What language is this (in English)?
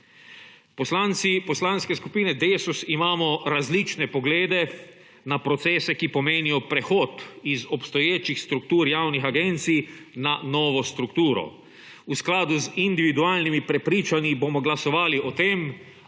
Slovenian